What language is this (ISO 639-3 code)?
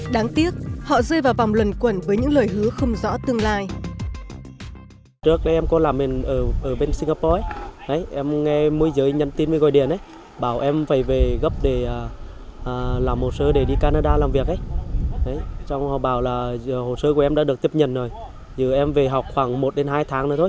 vie